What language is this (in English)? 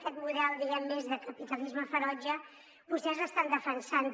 Catalan